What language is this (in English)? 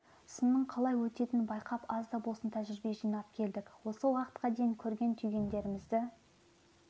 Kazakh